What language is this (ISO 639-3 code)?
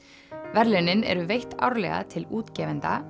isl